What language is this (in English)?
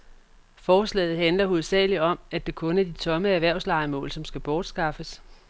Danish